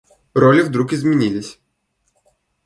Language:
Russian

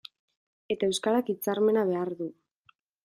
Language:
Basque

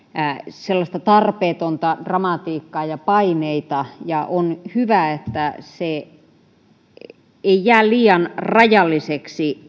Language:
Finnish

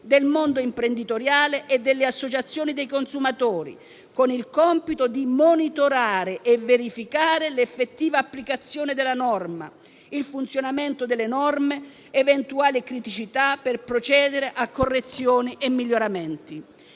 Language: Italian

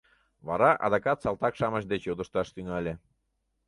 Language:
Mari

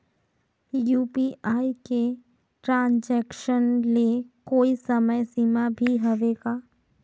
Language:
Chhattisgarhi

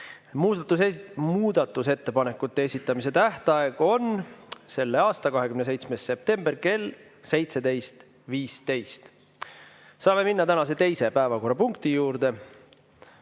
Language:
Estonian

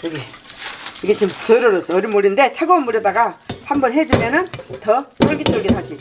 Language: Korean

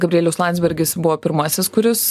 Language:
Lithuanian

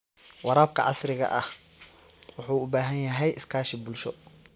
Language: Somali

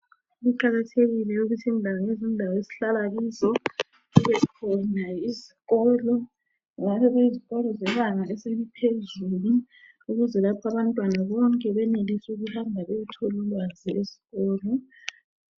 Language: North Ndebele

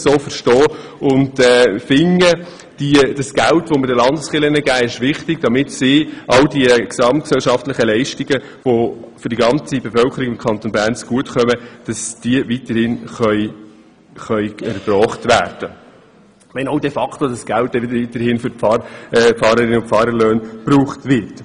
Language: Swiss German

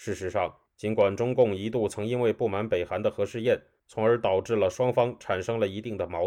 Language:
Chinese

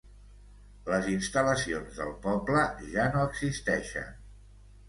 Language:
Catalan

